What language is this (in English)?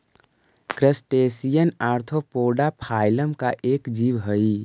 Magahi